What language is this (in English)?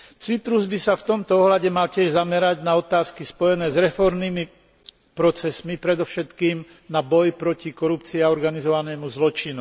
Slovak